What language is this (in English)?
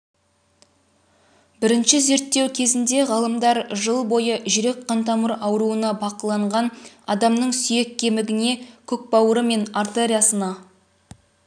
Kazakh